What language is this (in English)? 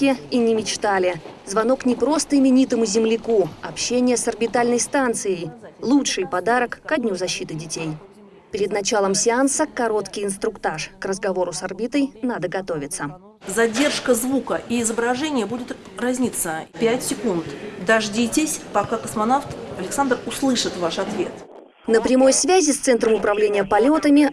Russian